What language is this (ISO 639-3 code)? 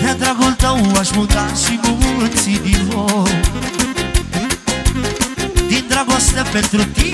ron